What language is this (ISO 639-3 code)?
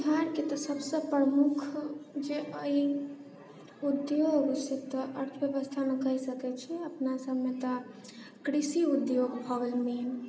mai